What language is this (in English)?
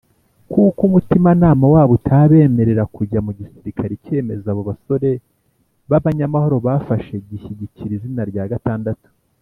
Kinyarwanda